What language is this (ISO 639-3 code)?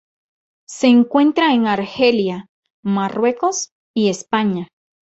spa